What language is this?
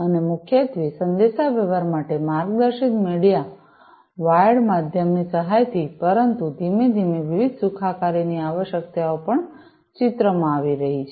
Gujarati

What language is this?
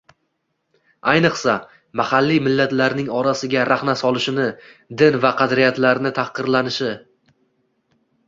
Uzbek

